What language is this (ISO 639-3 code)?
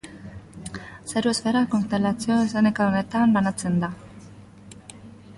eus